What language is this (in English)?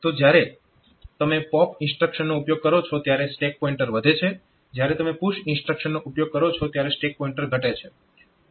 Gujarati